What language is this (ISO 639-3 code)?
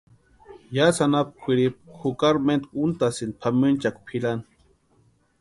pua